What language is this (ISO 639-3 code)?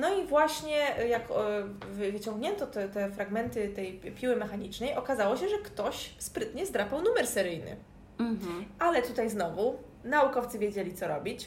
pol